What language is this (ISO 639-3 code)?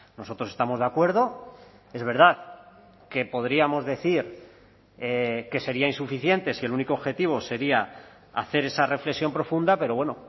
spa